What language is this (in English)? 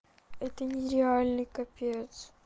Russian